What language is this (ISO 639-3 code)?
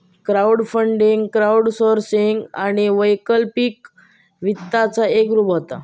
mar